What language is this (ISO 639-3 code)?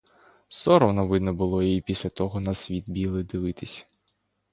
ukr